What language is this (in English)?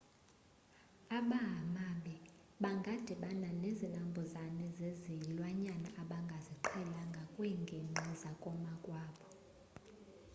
Xhosa